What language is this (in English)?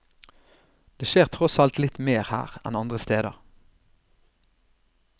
Norwegian